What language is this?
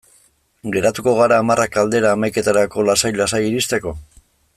Basque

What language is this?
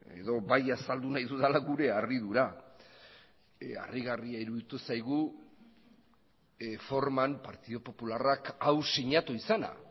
Basque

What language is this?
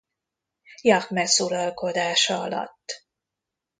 Hungarian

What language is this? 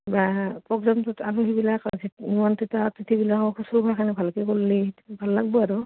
Assamese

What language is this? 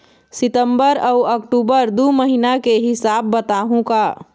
Chhattisgarhi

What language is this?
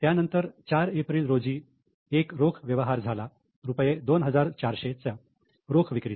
Marathi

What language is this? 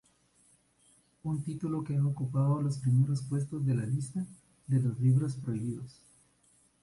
Spanish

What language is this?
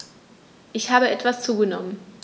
German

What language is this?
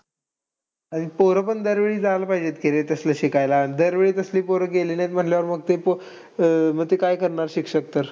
Marathi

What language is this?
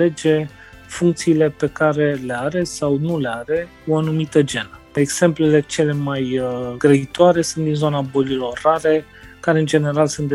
Romanian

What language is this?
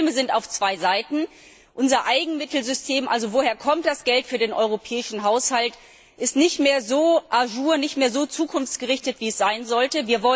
German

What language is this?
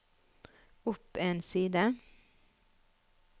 Norwegian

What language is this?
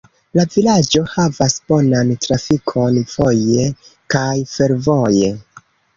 Esperanto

